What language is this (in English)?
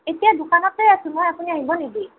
Assamese